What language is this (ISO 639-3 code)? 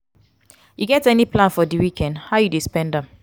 pcm